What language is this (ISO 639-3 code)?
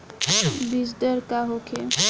bho